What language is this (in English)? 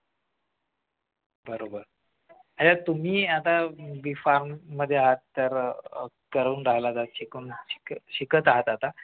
Marathi